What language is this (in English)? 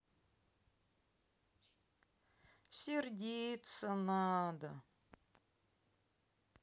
Russian